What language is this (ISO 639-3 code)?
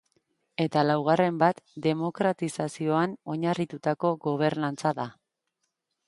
eus